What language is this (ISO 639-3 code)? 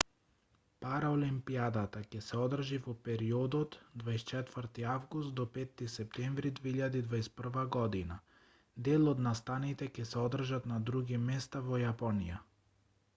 mkd